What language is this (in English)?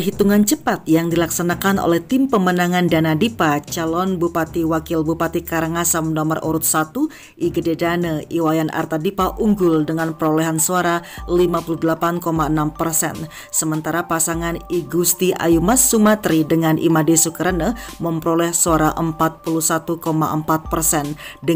Indonesian